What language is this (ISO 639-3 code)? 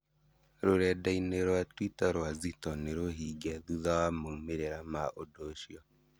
kik